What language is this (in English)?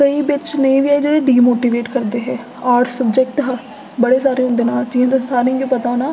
Dogri